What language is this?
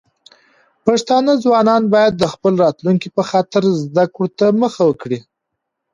Pashto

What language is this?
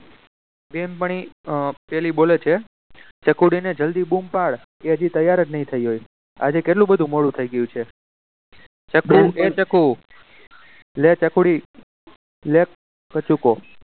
Gujarati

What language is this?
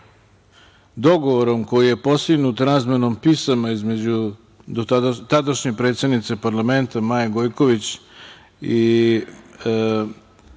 Serbian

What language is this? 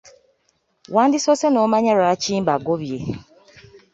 Ganda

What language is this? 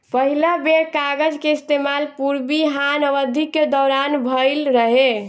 Bhojpuri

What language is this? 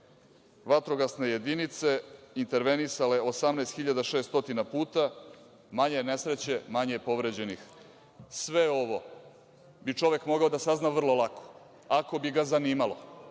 Serbian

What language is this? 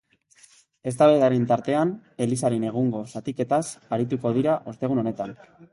Basque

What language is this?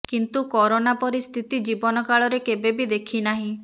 Odia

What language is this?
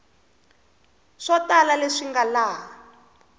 Tsonga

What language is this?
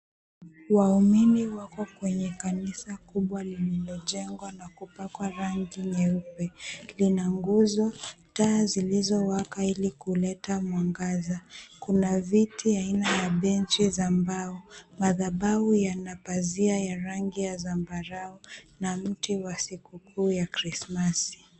Swahili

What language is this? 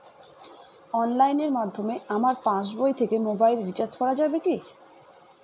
Bangla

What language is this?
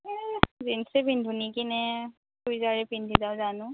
Assamese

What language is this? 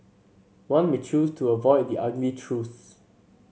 English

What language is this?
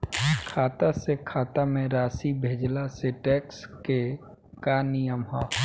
Bhojpuri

